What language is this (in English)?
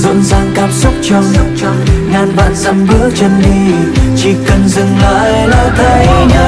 Vietnamese